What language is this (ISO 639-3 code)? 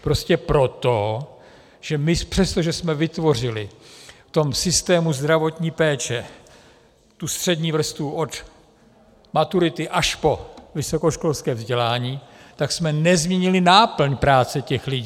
ces